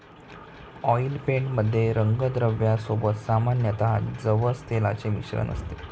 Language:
Marathi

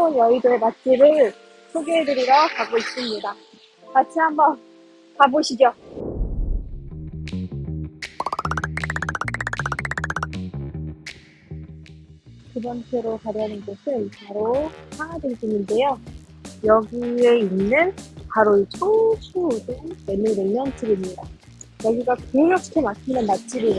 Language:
Korean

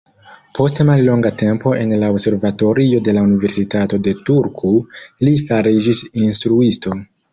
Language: Esperanto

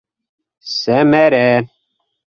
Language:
Bashkir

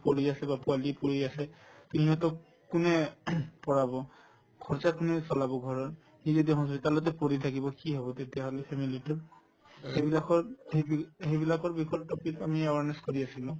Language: Assamese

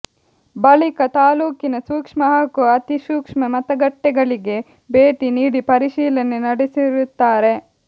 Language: Kannada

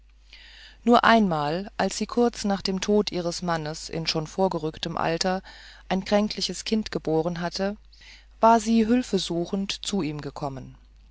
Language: German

